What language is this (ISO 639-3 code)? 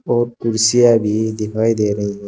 hin